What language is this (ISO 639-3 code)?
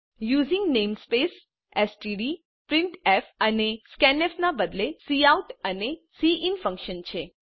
guj